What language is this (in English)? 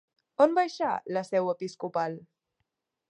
Catalan